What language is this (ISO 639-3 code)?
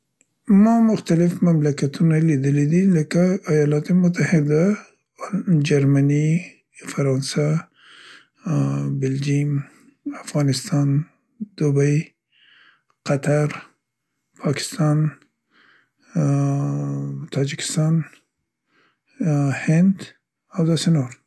pst